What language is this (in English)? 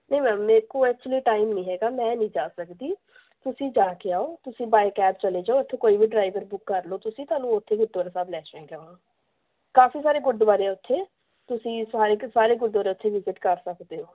Punjabi